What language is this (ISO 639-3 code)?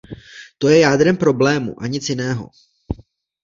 ces